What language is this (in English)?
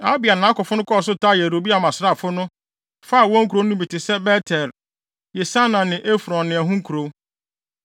Akan